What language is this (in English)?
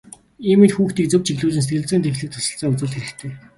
Mongolian